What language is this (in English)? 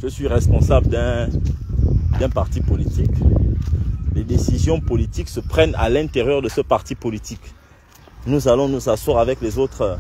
French